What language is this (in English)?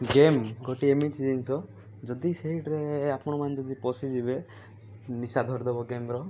Odia